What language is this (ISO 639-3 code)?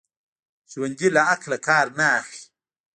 pus